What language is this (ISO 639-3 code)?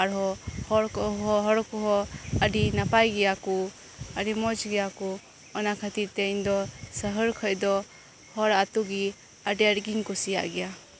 sat